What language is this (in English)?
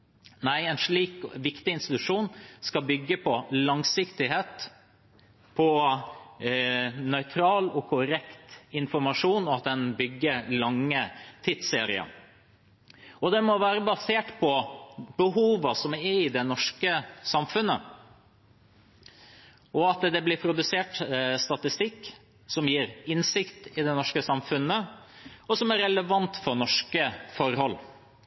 Norwegian Bokmål